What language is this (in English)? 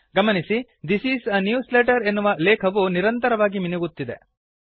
Kannada